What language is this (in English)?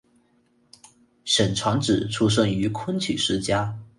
Chinese